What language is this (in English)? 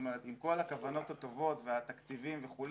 Hebrew